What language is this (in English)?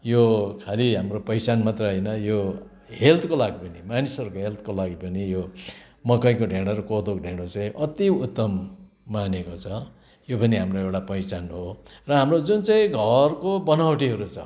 Nepali